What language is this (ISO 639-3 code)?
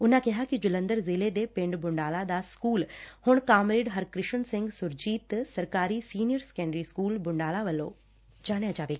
pan